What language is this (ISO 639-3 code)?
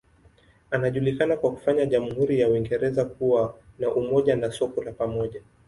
swa